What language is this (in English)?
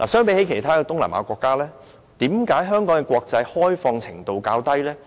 Cantonese